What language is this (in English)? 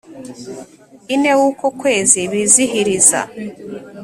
Kinyarwanda